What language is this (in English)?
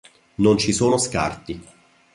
Italian